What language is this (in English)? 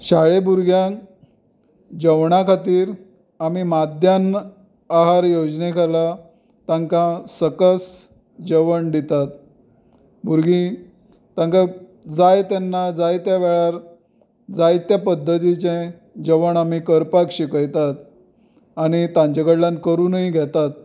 Konkani